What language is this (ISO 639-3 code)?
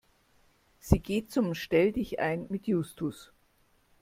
deu